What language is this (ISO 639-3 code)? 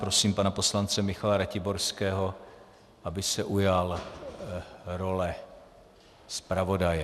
ces